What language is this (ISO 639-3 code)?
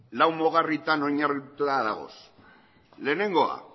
eus